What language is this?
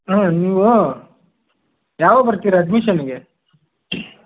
Kannada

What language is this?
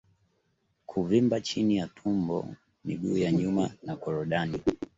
Swahili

